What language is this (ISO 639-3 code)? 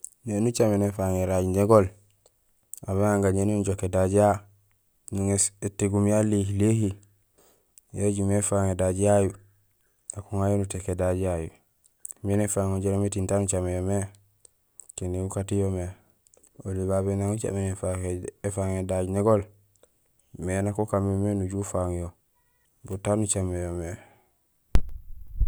gsl